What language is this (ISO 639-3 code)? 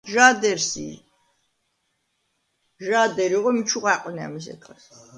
kat